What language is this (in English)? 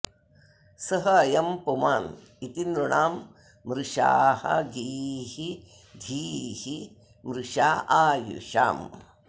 Sanskrit